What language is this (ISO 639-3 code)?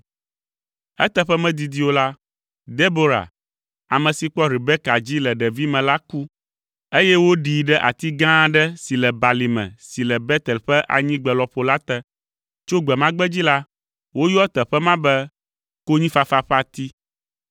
ewe